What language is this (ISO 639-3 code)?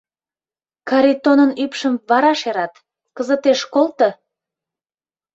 chm